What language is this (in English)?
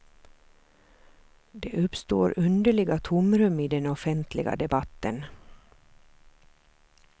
Swedish